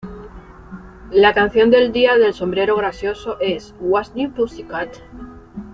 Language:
Spanish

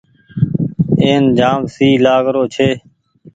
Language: Goaria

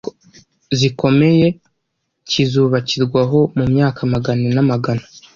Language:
Kinyarwanda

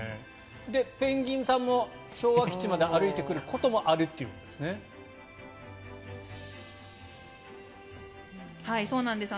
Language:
Japanese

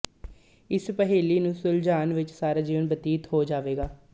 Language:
Punjabi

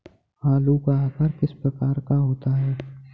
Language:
Hindi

